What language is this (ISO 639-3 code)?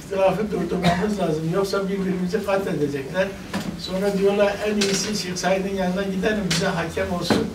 tur